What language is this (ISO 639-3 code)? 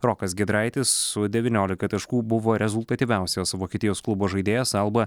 lit